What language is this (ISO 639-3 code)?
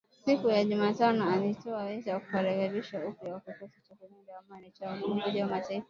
swa